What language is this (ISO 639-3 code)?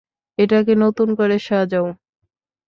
ben